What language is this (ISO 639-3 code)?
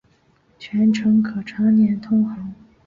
zho